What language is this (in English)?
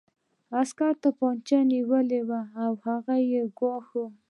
Pashto